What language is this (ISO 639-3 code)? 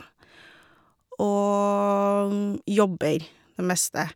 nor